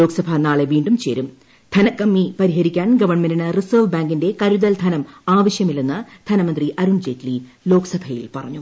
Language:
Malayalam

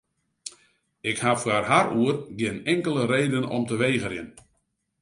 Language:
Western Frisian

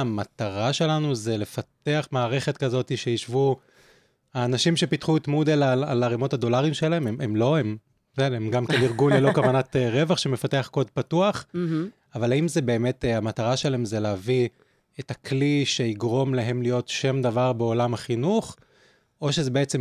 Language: Hebrew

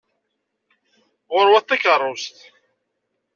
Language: Kabyle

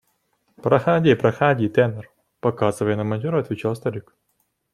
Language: Russian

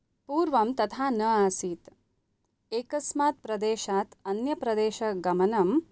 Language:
Sanskrit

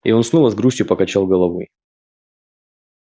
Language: Russian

